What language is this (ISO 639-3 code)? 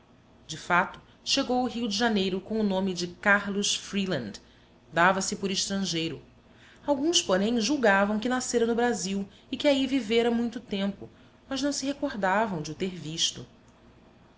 por